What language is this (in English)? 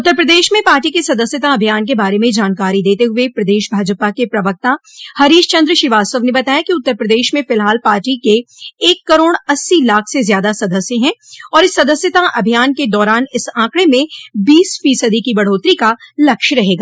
Hindi